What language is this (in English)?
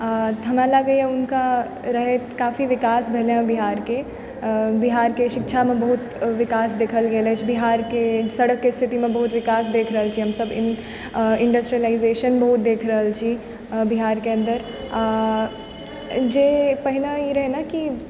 Maithili